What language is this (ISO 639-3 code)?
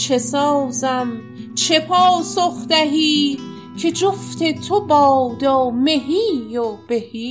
fas